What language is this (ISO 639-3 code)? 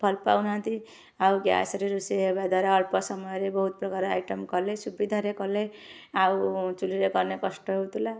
ori